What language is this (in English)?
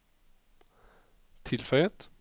Norwegian